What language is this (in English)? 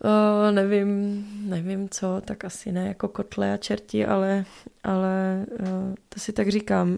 Czech